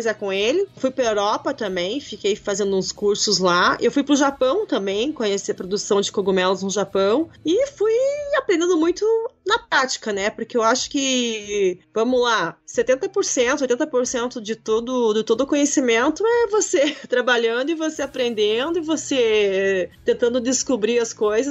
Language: Portuguese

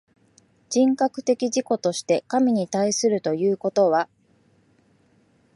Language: Japanese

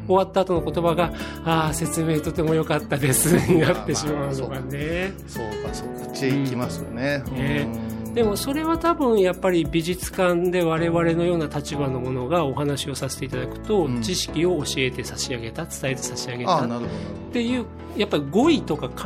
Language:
Japanese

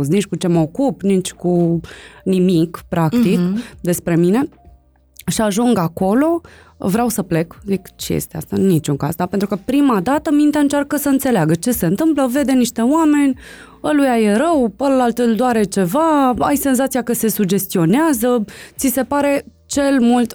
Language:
Romanian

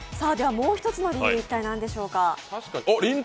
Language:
Japanese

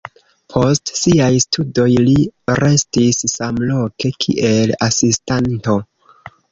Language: Esperanto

